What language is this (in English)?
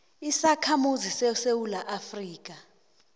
South Ndebele